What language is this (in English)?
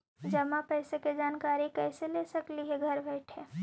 Magahi